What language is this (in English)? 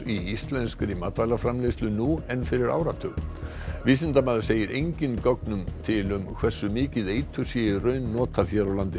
Icelandic